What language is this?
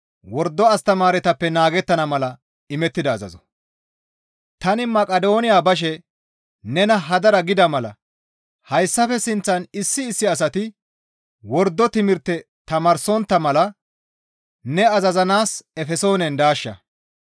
Gamo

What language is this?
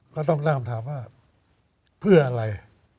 Thai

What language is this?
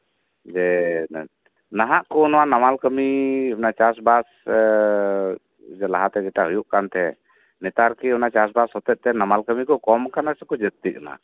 Santali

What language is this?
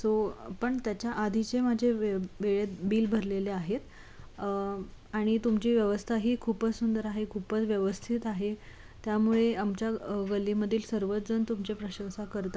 Marathi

